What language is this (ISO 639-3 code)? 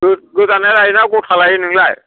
brx